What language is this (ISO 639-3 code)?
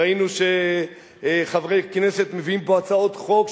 heb